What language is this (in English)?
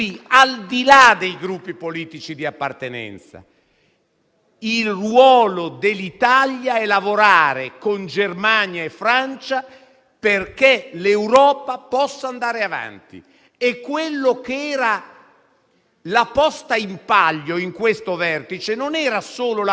Italian